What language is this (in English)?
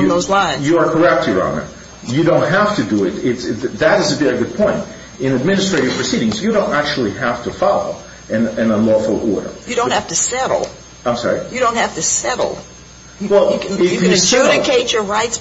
English